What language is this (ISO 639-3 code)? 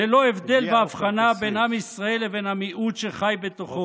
heb